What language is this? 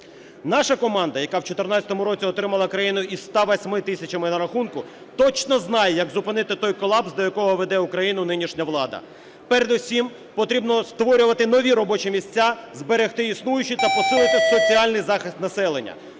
Ukrainian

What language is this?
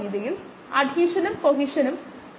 Malayalam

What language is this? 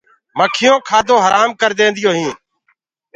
Gurgula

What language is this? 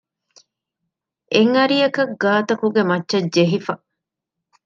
Divehi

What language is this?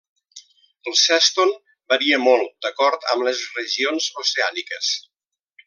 Catalan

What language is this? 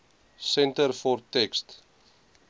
Afrikaans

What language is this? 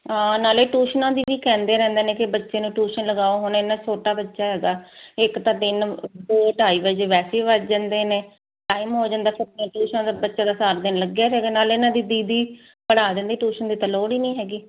Punjabi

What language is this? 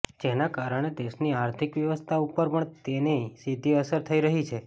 Gujarati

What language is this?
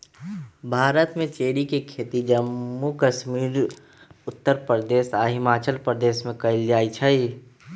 Magahi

